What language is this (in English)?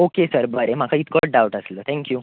Konkani